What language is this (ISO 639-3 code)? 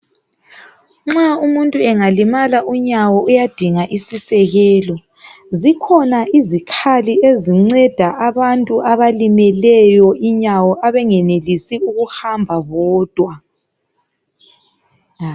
nde